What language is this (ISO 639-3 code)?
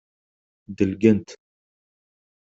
kab